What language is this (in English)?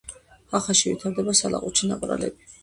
Georgian